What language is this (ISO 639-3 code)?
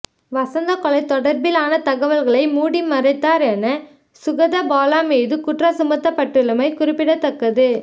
tam